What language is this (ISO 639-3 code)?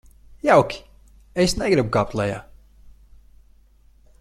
lav